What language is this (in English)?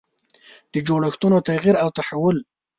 Pashto